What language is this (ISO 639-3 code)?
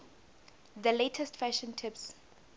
nbl